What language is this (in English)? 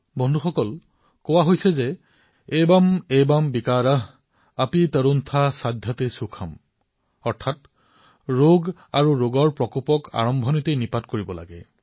Assamese